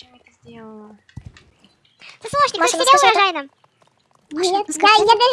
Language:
Russian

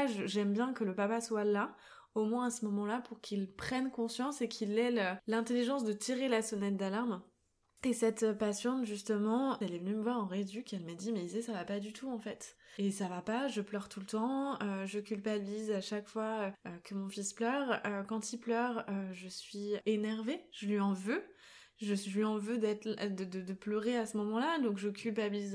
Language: French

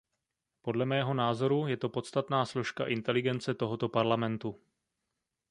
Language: Czech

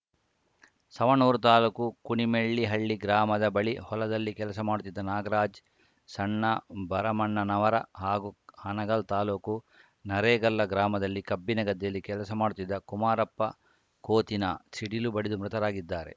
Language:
Kannada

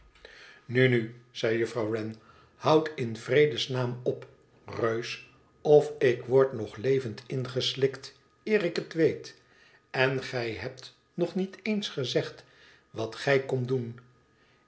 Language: Dutch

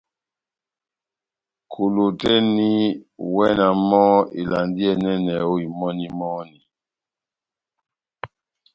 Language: Batanga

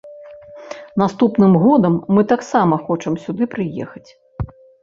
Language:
Belarusian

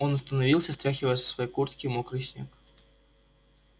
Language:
Russian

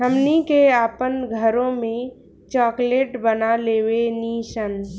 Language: Bhojpuri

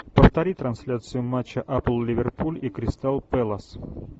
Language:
Russian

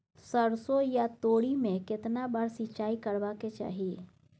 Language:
Maithili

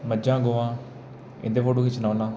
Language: Dogri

